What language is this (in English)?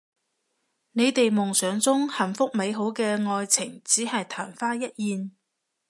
Cantonese